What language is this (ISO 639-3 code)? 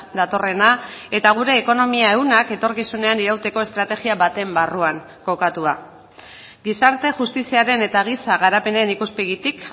eus